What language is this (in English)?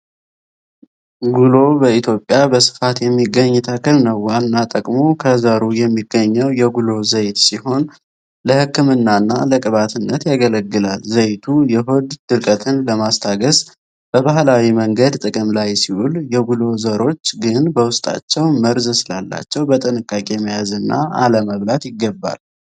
Amharic